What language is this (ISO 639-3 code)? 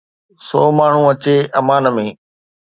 snd